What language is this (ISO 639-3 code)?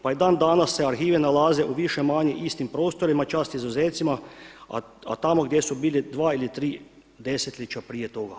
hrv